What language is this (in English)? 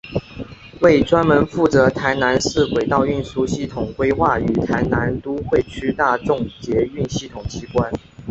Chinese